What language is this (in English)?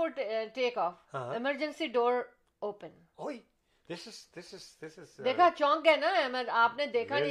Urdu